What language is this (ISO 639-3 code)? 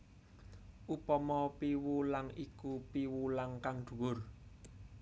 jav